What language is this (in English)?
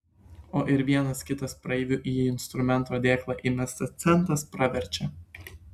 Lithuanian